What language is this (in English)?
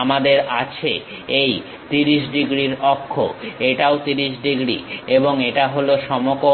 Bangla